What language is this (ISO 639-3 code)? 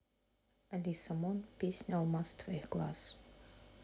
rus